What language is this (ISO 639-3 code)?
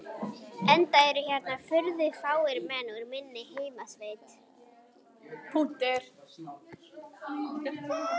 isl